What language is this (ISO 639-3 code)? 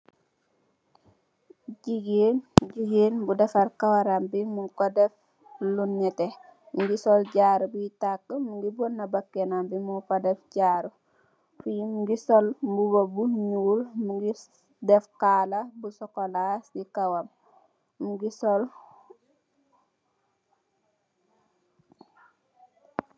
wol